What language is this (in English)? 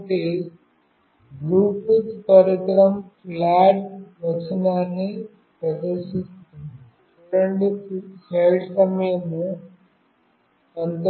Telugu